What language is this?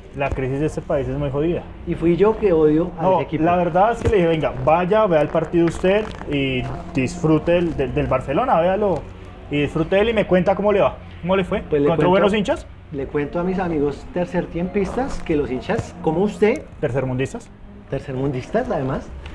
Spanish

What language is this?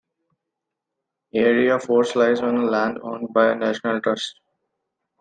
English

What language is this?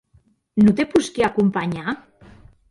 Occitan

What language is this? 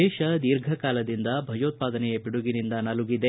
Kannada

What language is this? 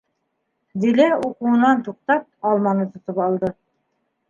Bashkir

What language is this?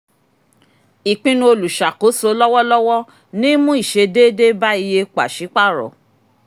Yoruba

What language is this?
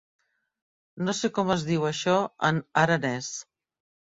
Catalan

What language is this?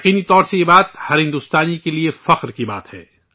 Urdu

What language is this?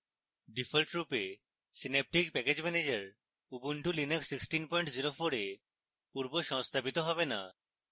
Bangla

